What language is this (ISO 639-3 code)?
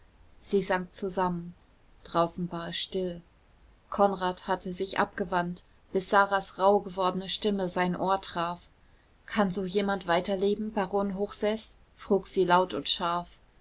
deu